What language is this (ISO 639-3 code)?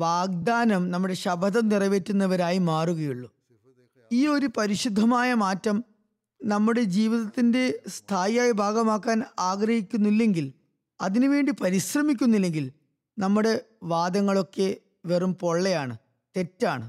mal